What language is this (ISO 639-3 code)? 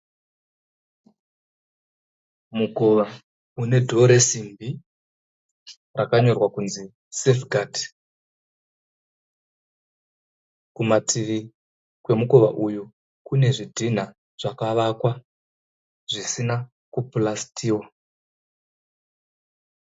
sna